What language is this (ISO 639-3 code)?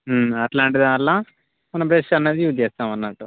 tel